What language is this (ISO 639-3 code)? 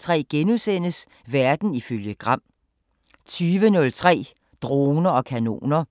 dan